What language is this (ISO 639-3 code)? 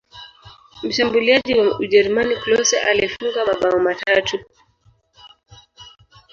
swa